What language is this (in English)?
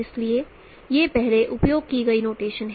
Hindi